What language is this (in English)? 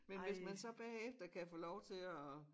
Danish